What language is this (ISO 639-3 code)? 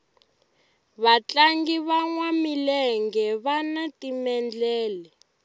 tso